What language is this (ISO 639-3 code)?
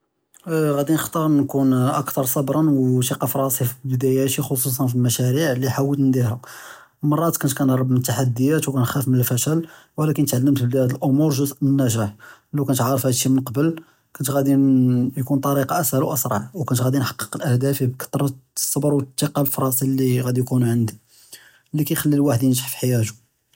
jrb